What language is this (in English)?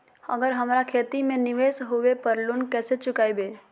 Magahi